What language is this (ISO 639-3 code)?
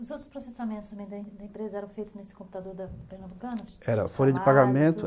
por